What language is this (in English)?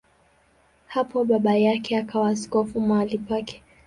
Swahili